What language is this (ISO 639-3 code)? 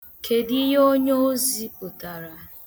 ibo